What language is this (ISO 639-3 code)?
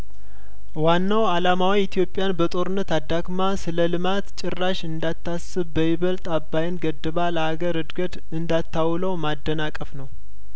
amh